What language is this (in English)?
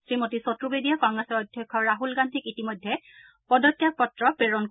Assamese